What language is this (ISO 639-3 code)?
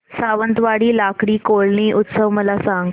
mar